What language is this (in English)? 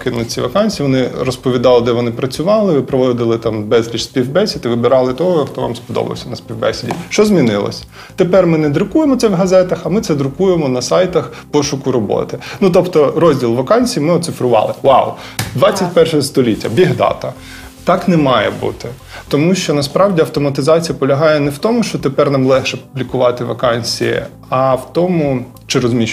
Ukrainian